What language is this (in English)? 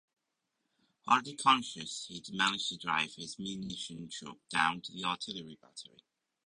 English